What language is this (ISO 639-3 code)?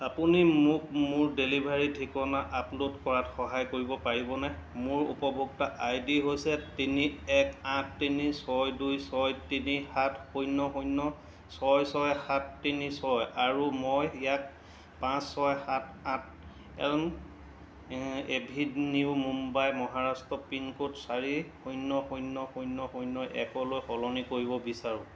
asm